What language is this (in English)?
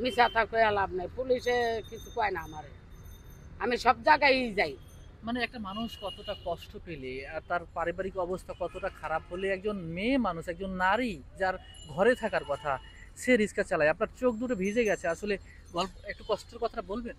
Arabic